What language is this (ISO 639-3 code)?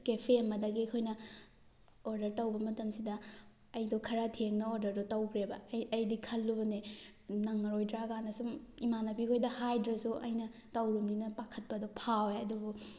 mni